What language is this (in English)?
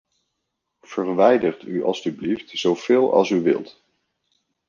Dutch